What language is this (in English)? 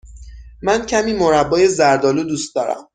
Persian